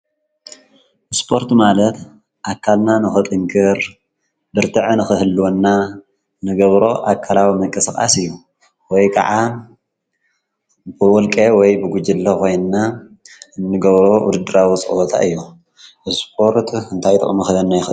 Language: Tigrinya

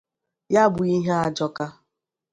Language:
Igbo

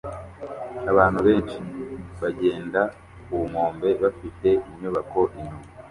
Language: Kinyarwanda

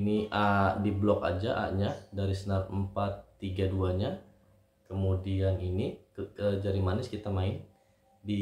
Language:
Indonesian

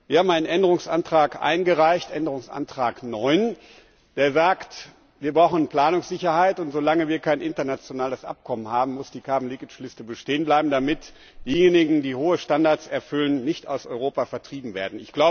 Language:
German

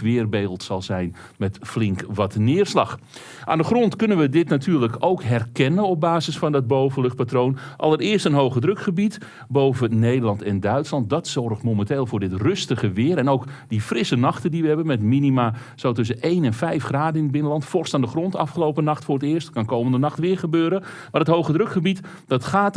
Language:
Dutch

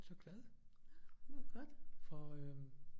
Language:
Danish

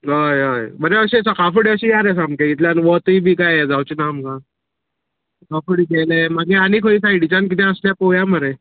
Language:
Konkani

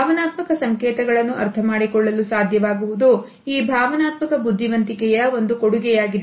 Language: Kannada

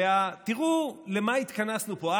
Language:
Hebrew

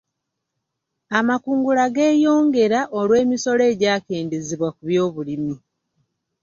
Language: Ganda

